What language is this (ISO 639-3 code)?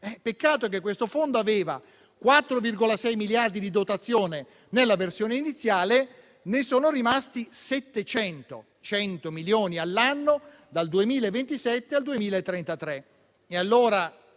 ita